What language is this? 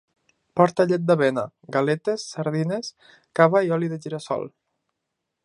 Catalan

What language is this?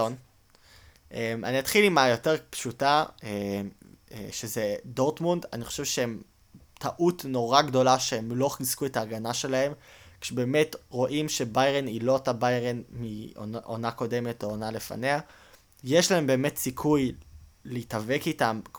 Hebrew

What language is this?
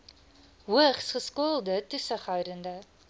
Afrikaans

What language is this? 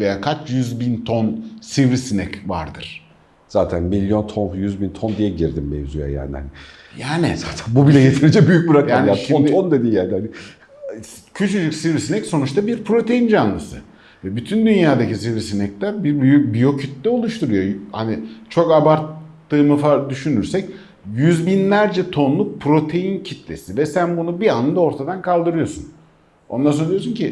Turkish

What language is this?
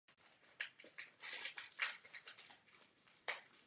Czech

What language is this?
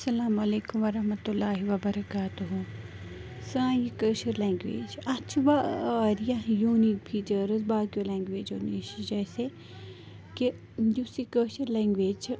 Kashmiri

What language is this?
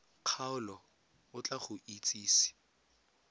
Tswana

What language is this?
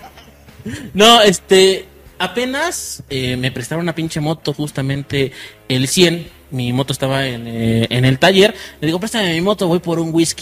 Spanish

